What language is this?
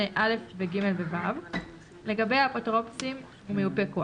Hebrew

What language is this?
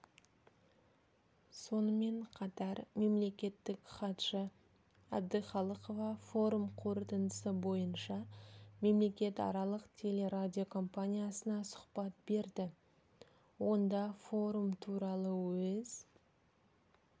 Kazakh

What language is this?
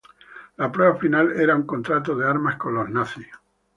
Spanish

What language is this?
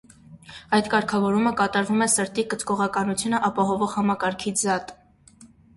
Armenian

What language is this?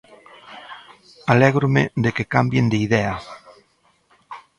Galician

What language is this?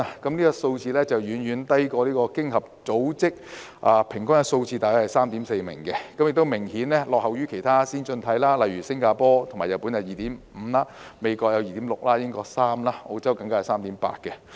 Cantonese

